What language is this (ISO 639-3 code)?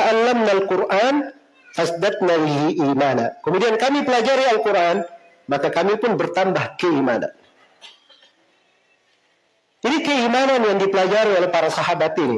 ind